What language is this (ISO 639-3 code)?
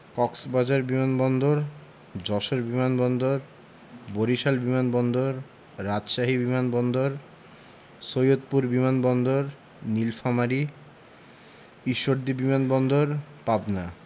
ben